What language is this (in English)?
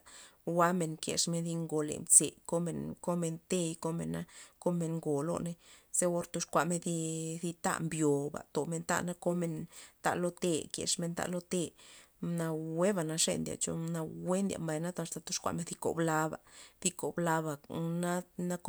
Loxicha Zapotec